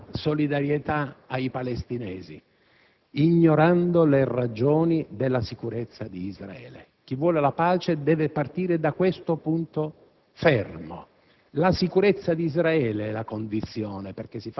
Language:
Italian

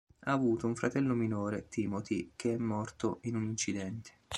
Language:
Italian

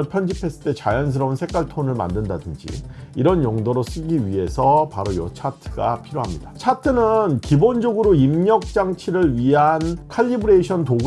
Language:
Korean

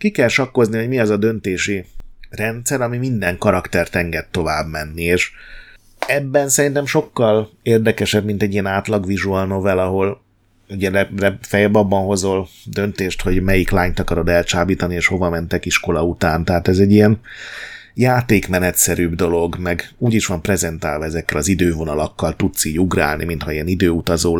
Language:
Hungarian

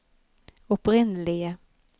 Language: Norwegian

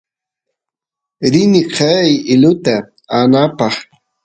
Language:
Santiago del Estero Quichua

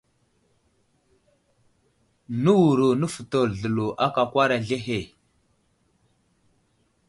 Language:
Wuzlam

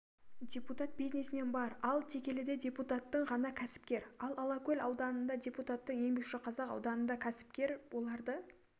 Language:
Kazakh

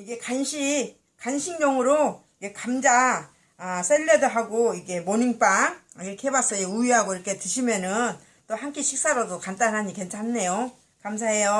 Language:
Korean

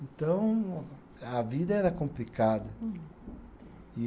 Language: Portuguese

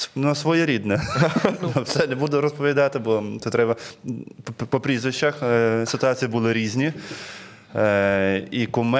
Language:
Ukrainian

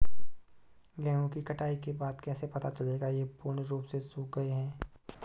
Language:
Hindi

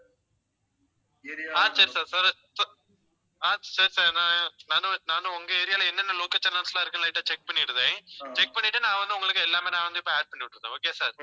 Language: Tamil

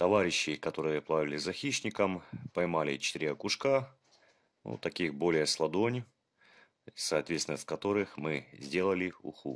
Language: Russian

